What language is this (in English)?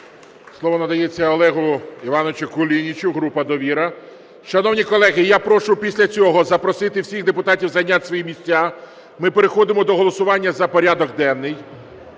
Ukrainian